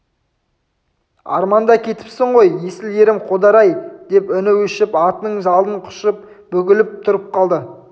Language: Kazakh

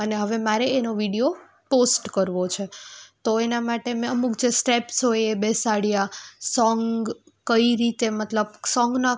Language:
Gujarati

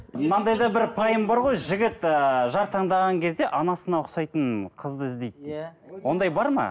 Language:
Kazakh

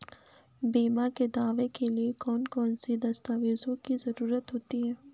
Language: Hindi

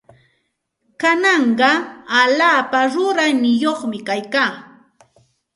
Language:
Santa Ana de Tusi Pasco Quechua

